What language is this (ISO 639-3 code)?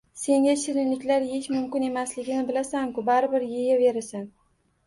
uzb